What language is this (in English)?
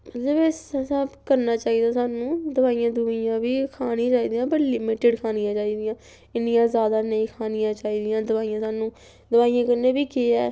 Dogri